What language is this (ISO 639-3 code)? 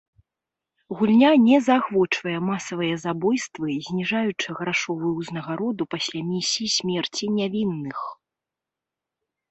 bel